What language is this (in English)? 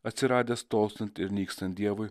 Lithuanian